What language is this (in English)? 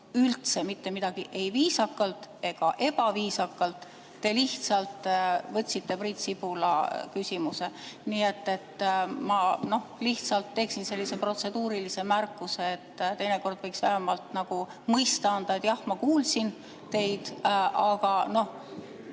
Estonian